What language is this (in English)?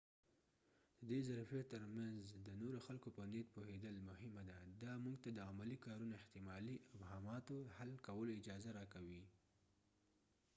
Pashto